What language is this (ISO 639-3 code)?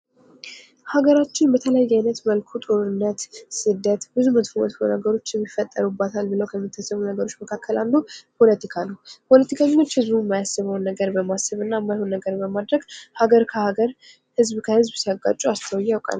amh